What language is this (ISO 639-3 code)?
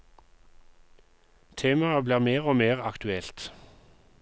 nor